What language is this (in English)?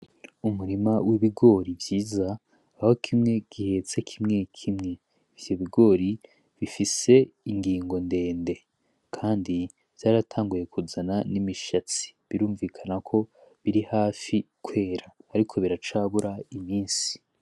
Rundi